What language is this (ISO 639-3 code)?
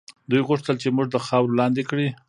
pus